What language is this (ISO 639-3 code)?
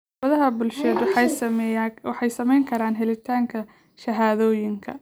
som